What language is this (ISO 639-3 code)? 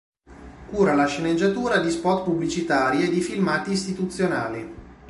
ita